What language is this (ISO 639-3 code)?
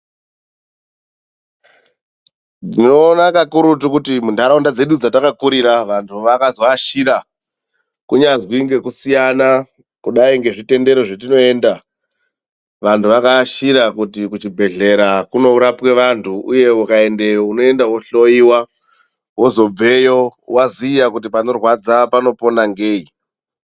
ndc